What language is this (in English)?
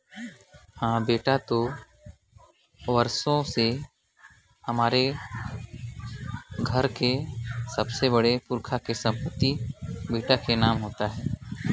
Chhattisgarhi